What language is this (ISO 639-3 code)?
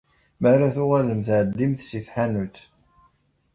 kab